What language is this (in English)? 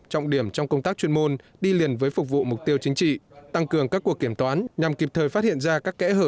Vietnamese